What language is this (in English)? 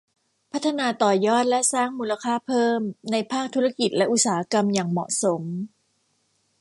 Thai